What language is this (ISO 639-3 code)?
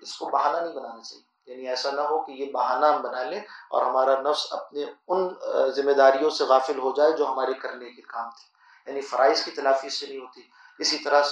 ara